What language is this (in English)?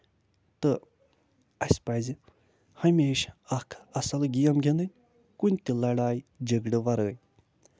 Kashmiri